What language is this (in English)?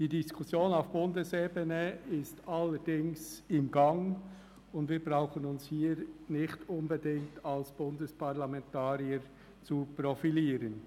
Swiss German